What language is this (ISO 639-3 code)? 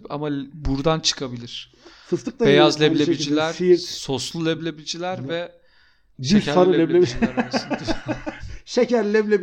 tur